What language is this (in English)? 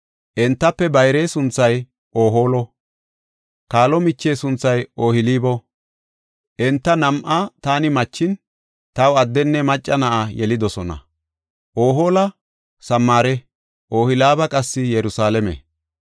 Gofa